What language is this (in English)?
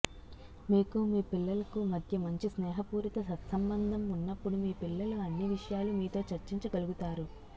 Telugu